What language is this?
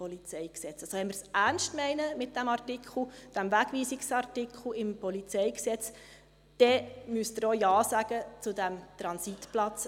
Swiss German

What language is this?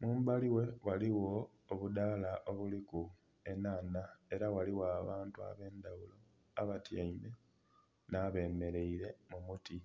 Soga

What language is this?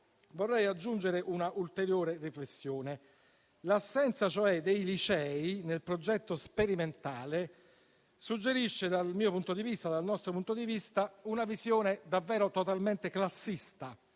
Italian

